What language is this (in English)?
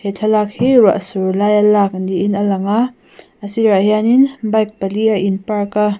Mizo